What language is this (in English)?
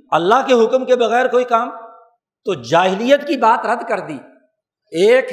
Urdu